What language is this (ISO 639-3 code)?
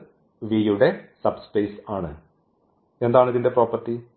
mal